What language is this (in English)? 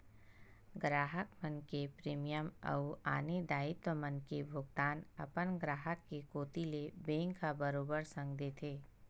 Chhattisgarhi